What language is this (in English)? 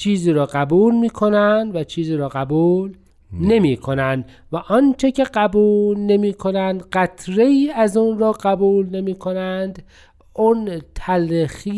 Persian